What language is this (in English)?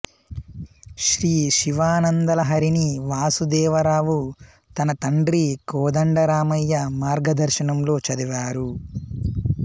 Telugu